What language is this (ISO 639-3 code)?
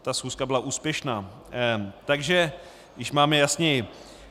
ces